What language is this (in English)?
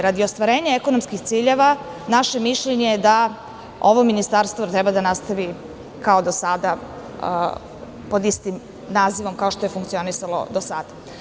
Serbian